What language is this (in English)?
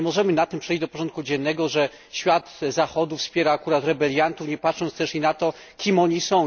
Polish